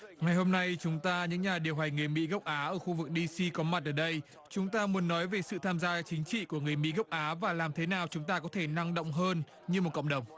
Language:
Vietnamese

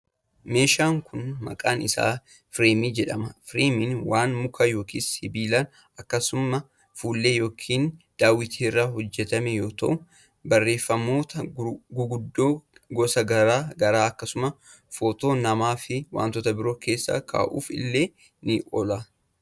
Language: Oromo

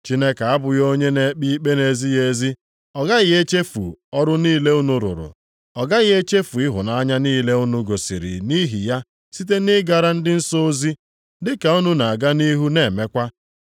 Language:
Igbo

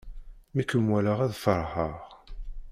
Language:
Kabyle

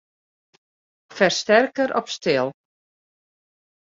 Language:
Western Frisian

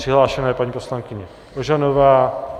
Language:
Czech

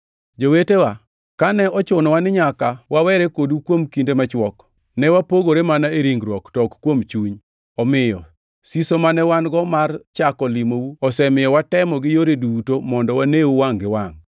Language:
Luo (Kenya and Tanzania)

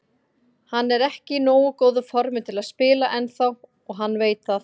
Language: Icelandic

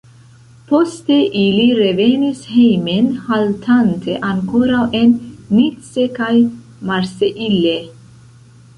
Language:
Esperanto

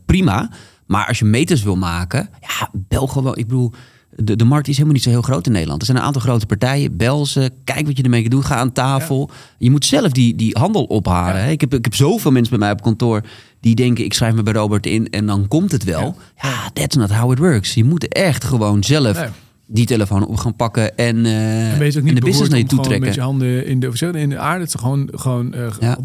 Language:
Dutch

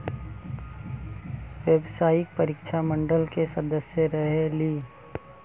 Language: Magahi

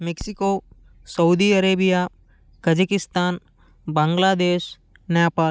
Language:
Telugu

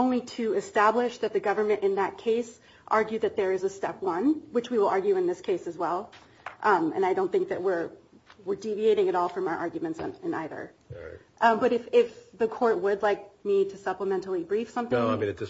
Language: English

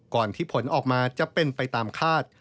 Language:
Thai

